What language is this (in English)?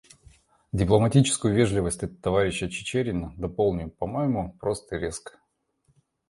Russian